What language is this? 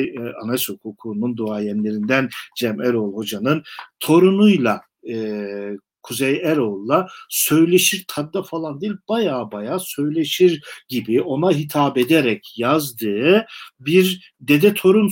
Turkish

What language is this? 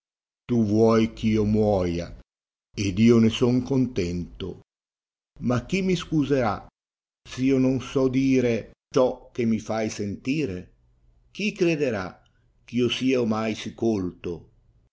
Italian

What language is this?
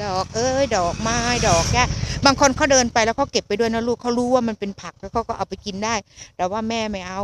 Thai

